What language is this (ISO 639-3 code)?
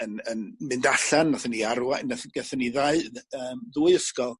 cym